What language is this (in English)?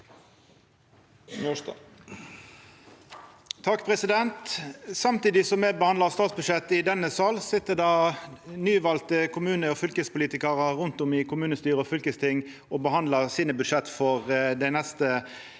Norwegian